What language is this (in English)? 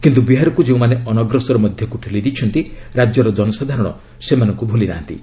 Odia